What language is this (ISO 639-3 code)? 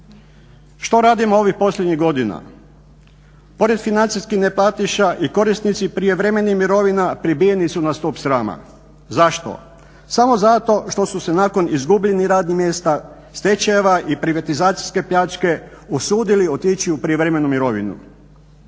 hrv